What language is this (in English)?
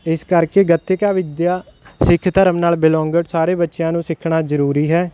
Punjabi